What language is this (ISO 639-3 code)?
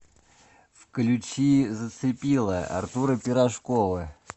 rus